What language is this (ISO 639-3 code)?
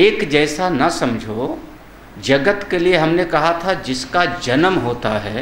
hin